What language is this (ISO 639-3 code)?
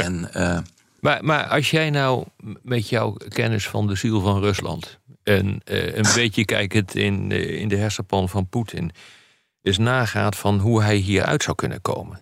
nld